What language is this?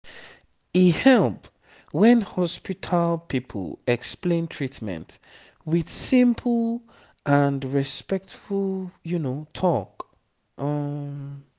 Nigerian Pidgin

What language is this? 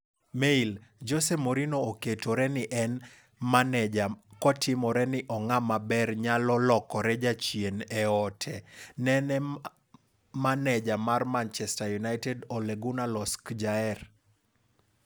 Luo (Kenya and Tanzania)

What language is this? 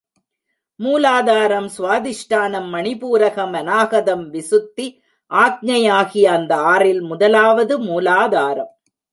Tamil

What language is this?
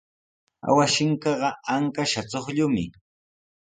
Sihuas Ancash Quechua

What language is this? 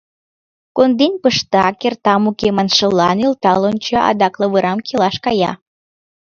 Mari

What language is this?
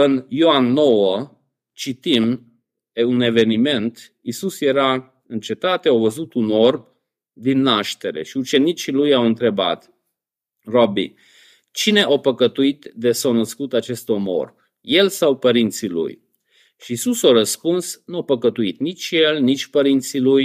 Romanian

